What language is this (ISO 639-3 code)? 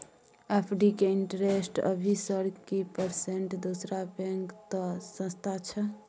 mai